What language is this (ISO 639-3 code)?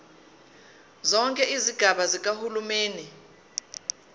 zul